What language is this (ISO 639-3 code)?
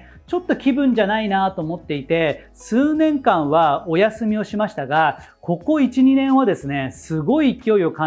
jpn